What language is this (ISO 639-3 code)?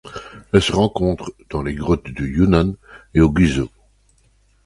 fra